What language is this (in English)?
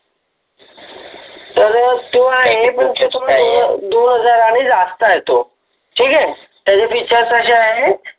Marathi